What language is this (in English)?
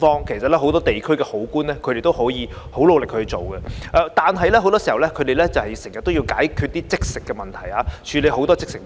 Cantonese